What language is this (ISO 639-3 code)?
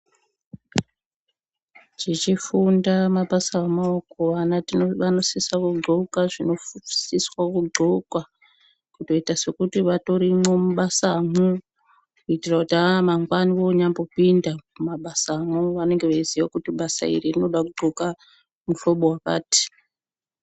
ndc